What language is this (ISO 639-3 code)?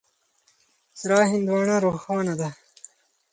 pus